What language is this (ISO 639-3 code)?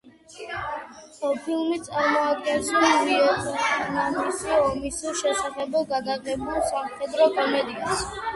kat